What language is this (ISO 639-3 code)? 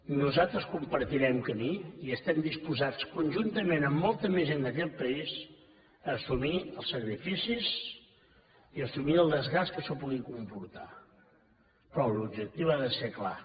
cat